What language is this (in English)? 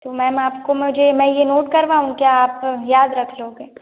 Hindi